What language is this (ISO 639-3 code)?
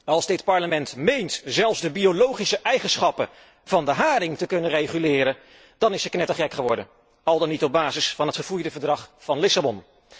nld